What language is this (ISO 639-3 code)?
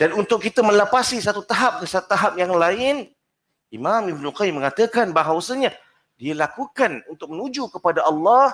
msa